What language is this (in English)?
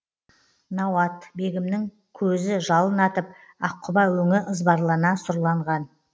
Kazakh